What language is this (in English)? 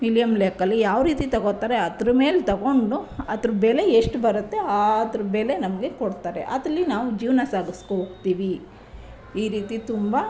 Kannada